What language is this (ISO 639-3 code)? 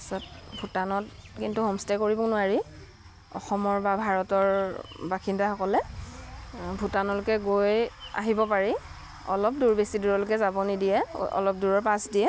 asm